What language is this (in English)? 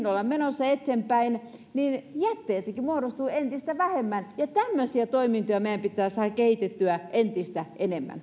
Finnish